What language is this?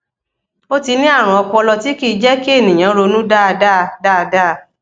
Yoruba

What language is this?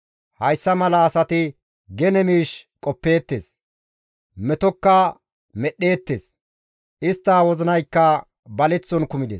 Gamo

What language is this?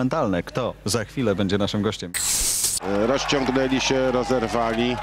Polish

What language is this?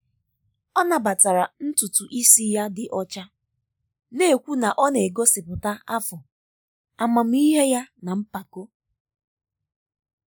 Igbo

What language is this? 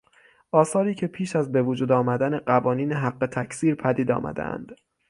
Persian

